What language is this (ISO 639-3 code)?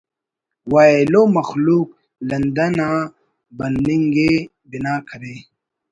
brh